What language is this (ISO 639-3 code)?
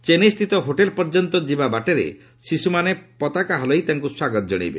ori